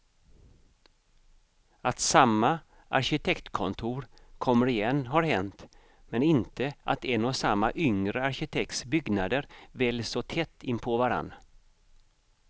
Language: Swedish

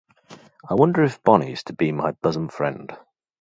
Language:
English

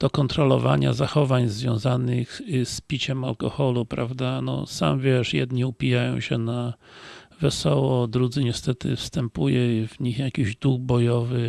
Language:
Polish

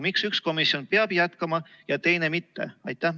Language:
Estonian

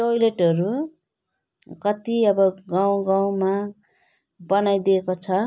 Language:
Nepali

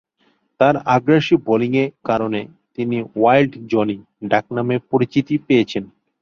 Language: Bangla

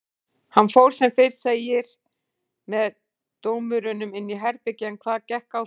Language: Icelandic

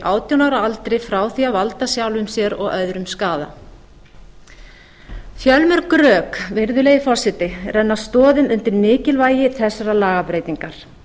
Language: Icelandic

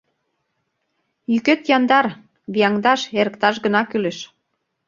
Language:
Mari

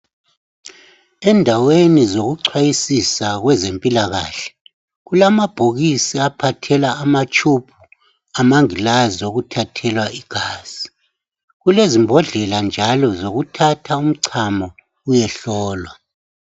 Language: North Ndebele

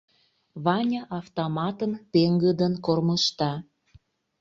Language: Mari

